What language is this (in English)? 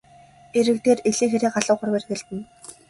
Mongolian